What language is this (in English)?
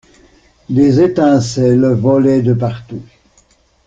French